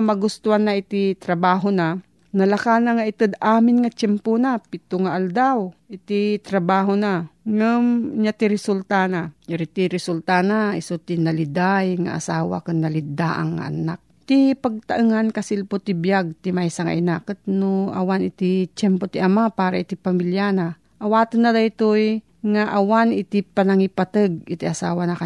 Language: Filipino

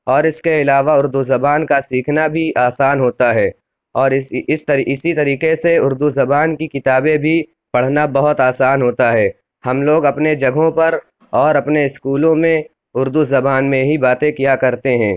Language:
Urdu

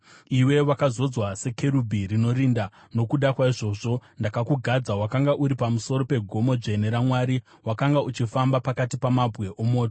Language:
Shona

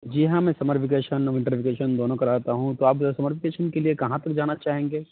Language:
Urdu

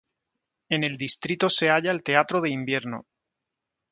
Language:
Spanish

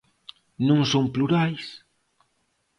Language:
Galician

